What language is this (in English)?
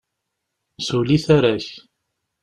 Kabyle